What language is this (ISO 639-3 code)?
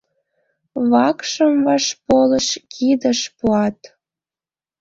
chm